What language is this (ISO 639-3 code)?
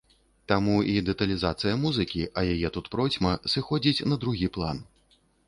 bel